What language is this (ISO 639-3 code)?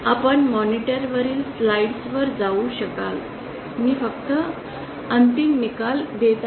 mar